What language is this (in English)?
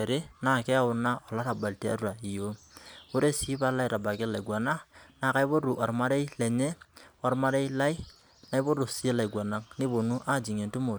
Masai